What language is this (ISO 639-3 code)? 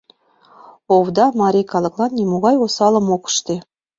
chm